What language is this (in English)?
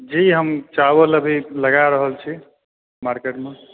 Maithili